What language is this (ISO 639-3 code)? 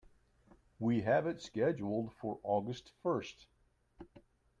eng